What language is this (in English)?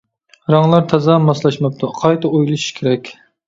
Uyghur